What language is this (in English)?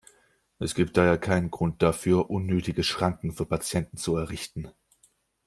German